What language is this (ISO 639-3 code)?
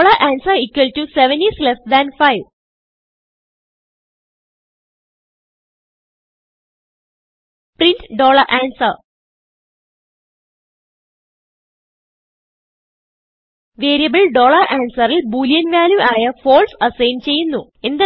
mal